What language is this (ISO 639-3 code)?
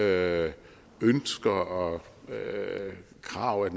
dan